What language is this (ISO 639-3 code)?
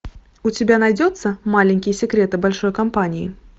rus